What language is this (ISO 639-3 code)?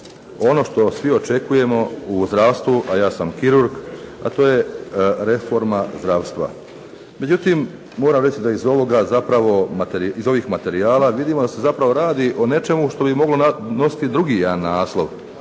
hrv